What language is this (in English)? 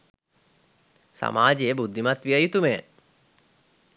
Sinhala